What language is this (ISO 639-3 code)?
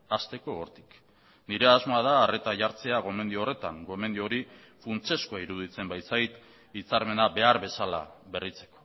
eus